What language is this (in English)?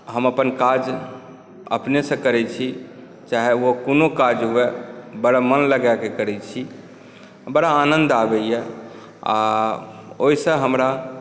Maithili